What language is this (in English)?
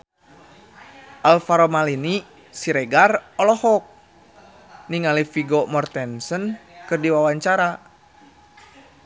Sundanese